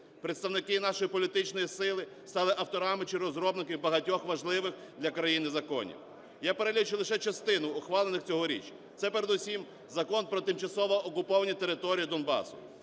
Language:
Ukrainian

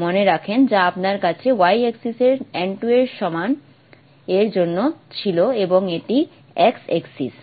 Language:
Bangla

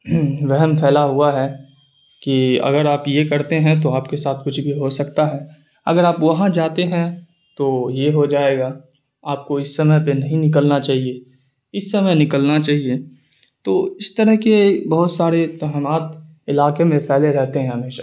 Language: Urdu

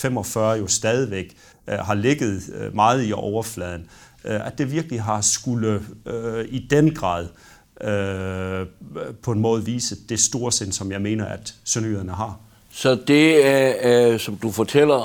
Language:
Danish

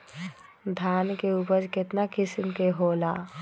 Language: Magahi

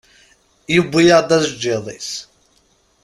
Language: Kabyle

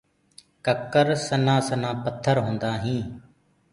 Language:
Gurgula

